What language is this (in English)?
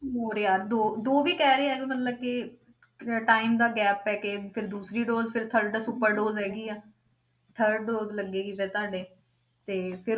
Punjabi